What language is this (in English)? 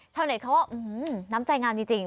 Thai